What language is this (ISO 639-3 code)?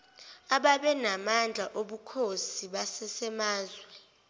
zul